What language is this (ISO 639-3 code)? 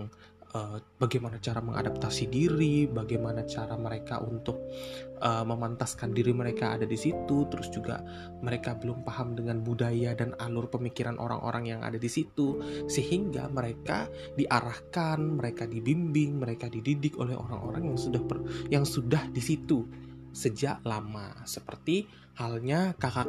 ind